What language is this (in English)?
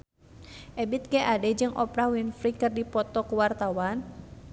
Sundanese